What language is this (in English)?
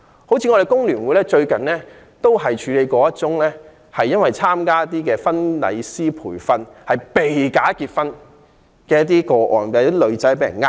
Cantonese